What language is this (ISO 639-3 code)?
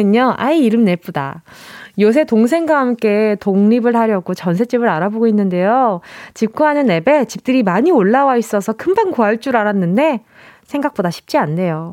kor